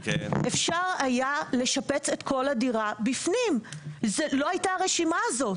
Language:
Hebrew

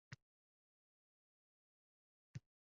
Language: Uzbek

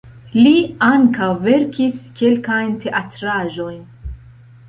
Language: Esperanto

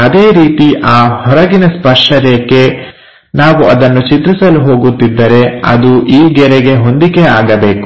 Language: Kannada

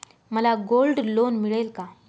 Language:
Marathi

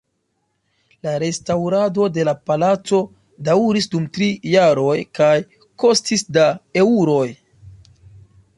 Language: Esperanto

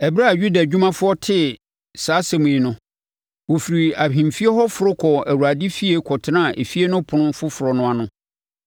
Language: Akan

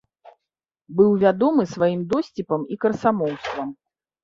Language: Belarusian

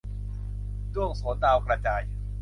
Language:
Thai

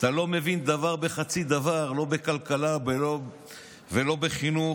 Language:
Hebrew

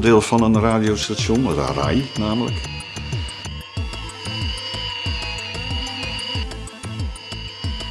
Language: Dutch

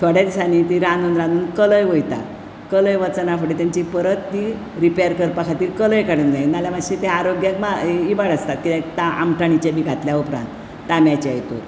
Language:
Konkani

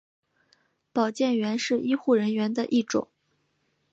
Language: Chinese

